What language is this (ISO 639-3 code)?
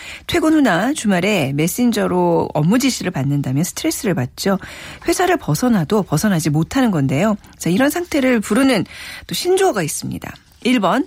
kor